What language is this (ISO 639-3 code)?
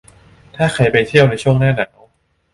tha